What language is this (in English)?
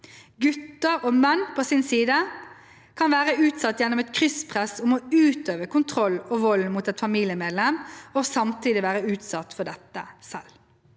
Norwegian